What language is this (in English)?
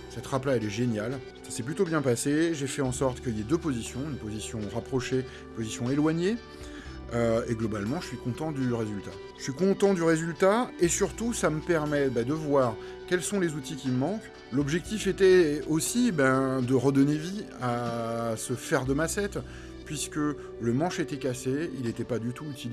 French